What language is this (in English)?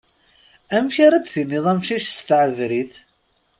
Kabyle